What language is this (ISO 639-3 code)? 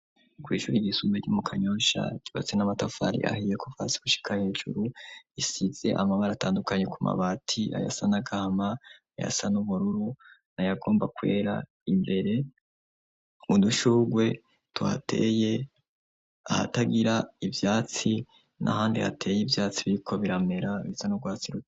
run